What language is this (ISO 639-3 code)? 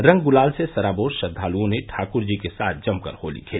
hin